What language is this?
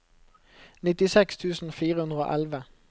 Norwegian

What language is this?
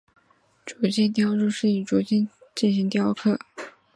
Chinese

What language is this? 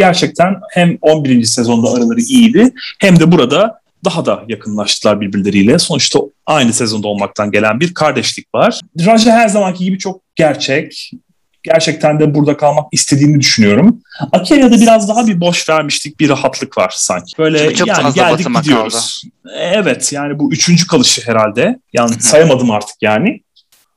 Turkish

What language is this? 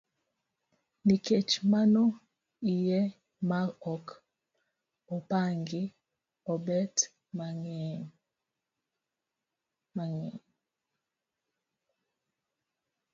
Luo (Kenya and Tanzania)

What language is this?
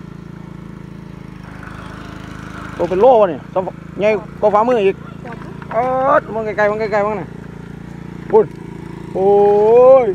Thai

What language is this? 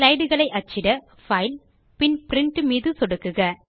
Tamil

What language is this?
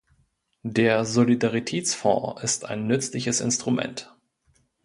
German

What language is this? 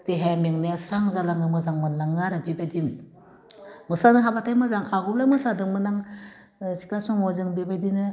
Bodo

